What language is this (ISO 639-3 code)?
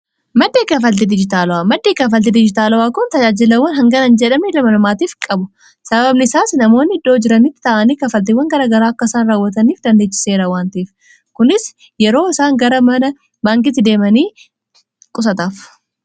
orm